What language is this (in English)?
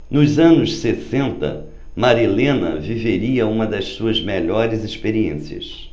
Portuguese